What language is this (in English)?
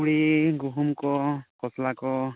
Santali